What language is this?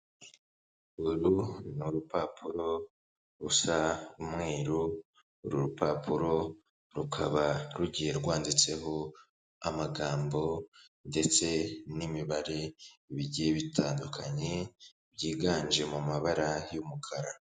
Kinyarwanda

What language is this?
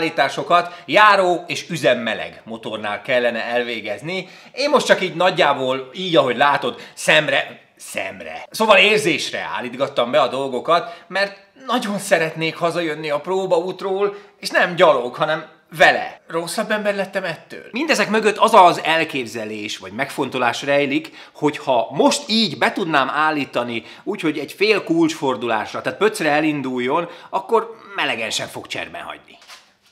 Hungarian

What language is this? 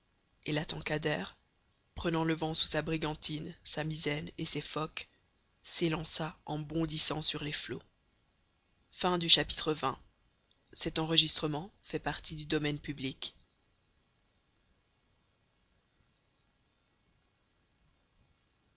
French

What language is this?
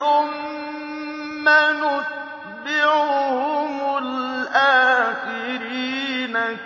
Arabic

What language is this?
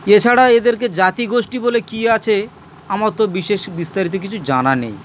Bangla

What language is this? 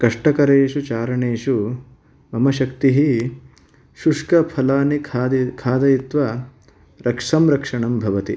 Sanskrit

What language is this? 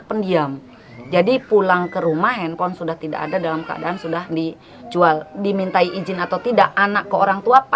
Indonesian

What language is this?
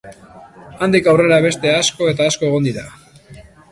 Basque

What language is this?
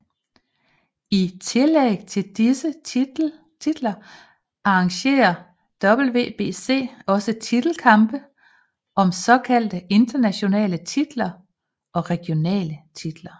Danish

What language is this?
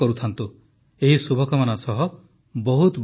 Odia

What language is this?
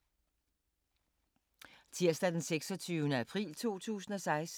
Danish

